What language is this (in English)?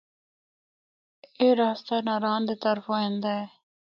Northern Hindko